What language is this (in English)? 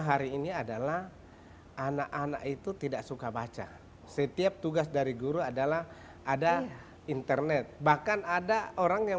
Indonesian